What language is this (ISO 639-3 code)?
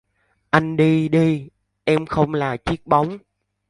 vie